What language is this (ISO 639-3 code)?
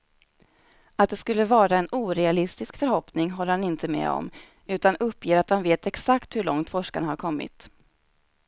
swe